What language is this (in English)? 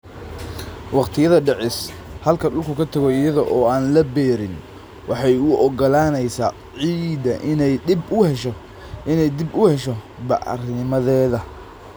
Somali